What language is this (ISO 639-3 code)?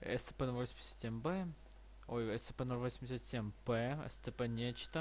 rus